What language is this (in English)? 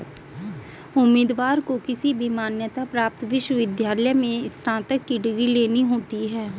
Hindi